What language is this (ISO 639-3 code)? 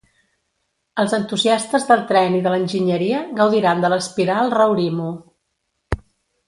cat